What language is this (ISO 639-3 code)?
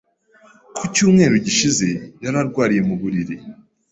kin